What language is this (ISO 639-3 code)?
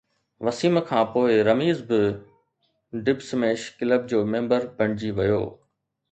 snd